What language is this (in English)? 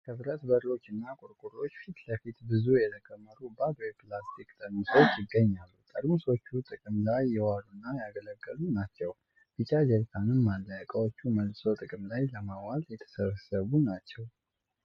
Amharic